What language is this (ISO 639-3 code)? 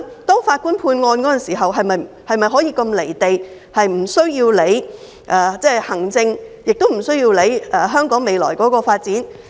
yue